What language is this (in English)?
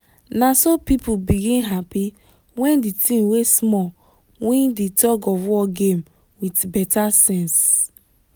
Nigerian Pidgin